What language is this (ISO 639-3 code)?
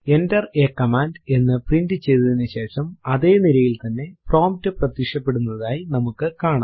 mal